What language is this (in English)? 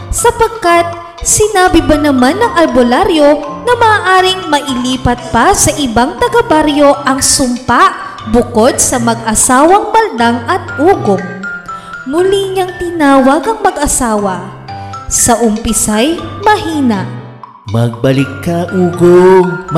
Filipino